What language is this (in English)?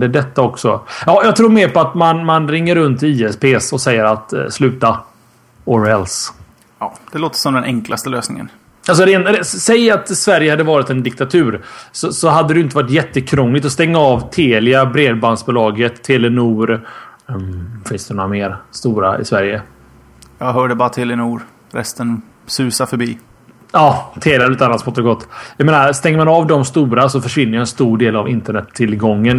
Swedish